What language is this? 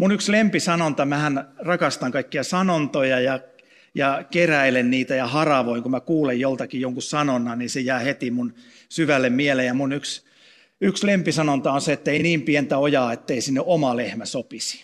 Finnish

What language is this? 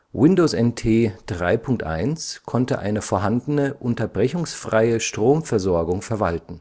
German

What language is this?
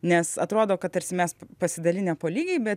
Lithuanian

